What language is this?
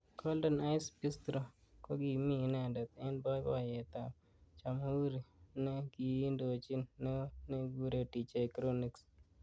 Kalenjin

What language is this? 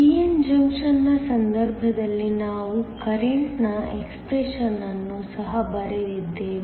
Kannada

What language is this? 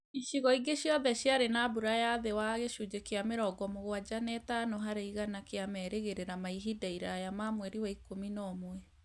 Kikuyu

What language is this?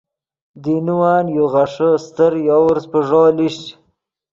Yidgha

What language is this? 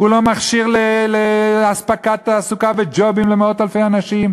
Hebrew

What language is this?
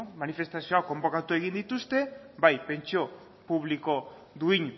Basque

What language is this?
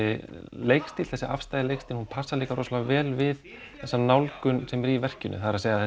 Icelandic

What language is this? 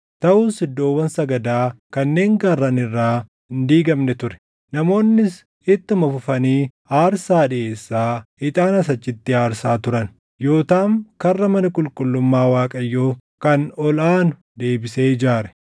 Oromo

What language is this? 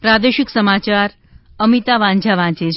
Gujarati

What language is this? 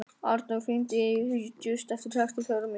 Icelandic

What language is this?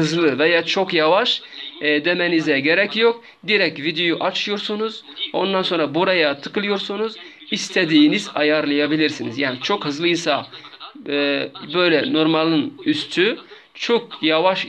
Turkish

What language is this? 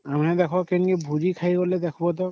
Odia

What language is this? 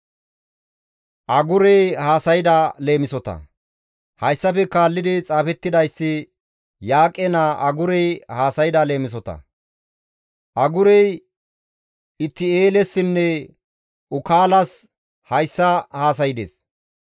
Gamo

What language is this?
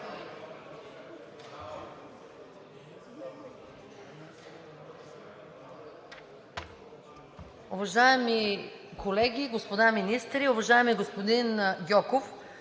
Bulgarian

